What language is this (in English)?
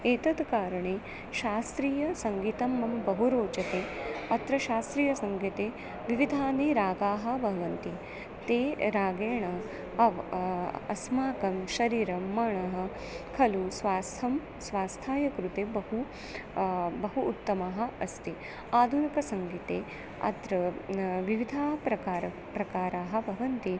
Sanskrit